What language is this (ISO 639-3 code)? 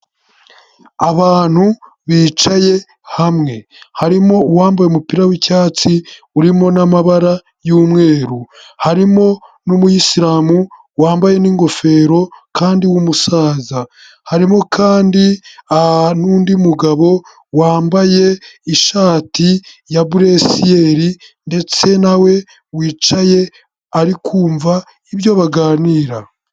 kin